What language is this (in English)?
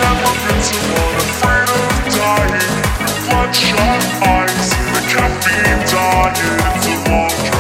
English